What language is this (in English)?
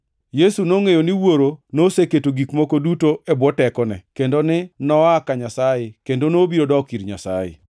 Luo (Kenya and Tanzania)